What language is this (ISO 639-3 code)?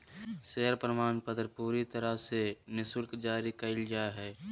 mag